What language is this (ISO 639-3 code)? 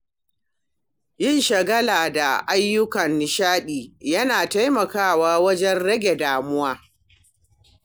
hau